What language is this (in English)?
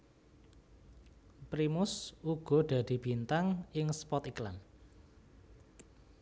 Javanese